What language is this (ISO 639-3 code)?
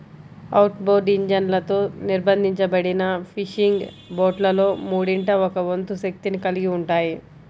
tel